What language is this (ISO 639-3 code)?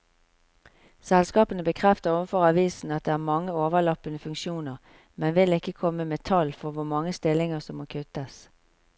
nor